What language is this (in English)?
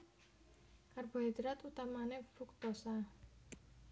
Javanese